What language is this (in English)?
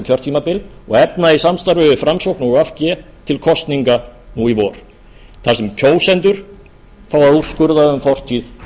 Icelandic